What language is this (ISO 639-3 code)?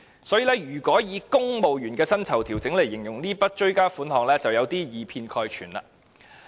yue